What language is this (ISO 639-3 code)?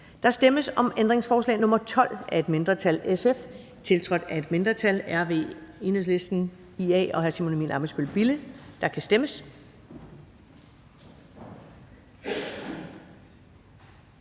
dan